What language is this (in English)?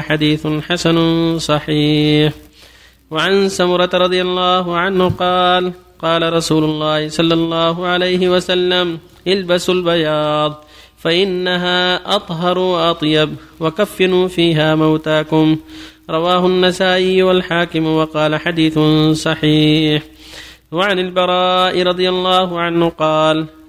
Arabic